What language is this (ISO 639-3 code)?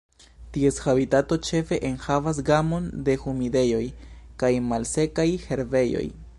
epo